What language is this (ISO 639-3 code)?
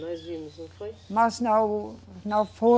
por